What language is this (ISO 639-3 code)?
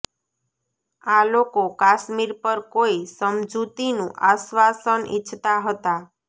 guj